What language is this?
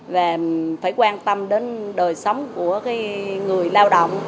Vietnamese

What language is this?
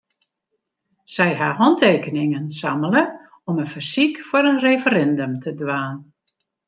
Western Frisian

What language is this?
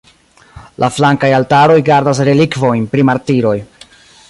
Esperanto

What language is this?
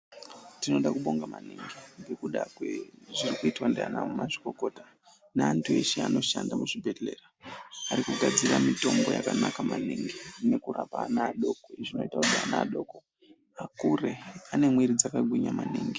Ndau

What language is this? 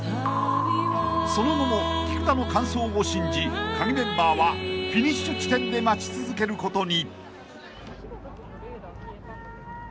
Japanese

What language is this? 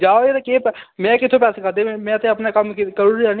Dogri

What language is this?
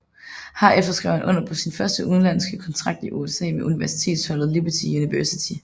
Danish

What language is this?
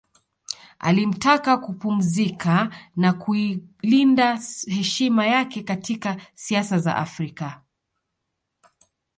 Swahili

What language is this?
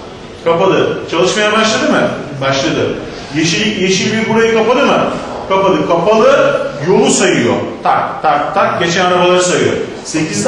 Turkish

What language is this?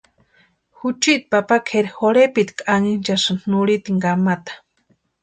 Western Highland Purepecha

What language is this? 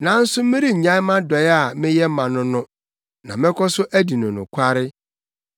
Akan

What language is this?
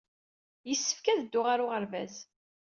Kabyle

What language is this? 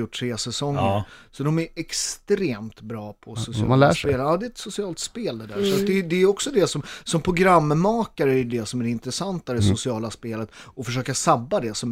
Swedish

